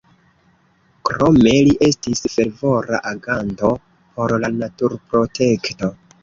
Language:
Esperanto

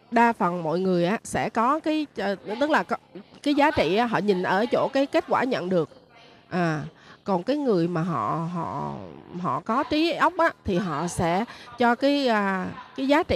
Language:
Vietnamese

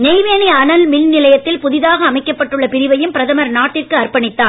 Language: Tamil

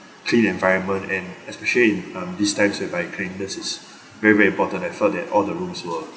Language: English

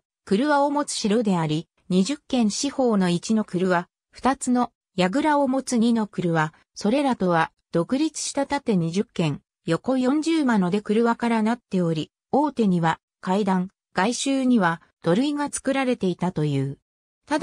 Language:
Japanese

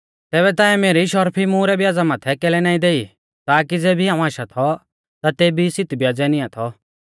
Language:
Mahasu Pahari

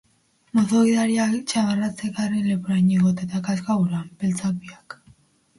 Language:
Basque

